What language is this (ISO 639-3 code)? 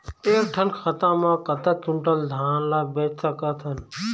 hne